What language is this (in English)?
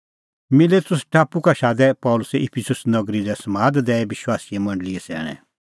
Kullu Pahari